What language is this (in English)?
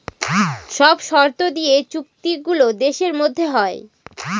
Bangla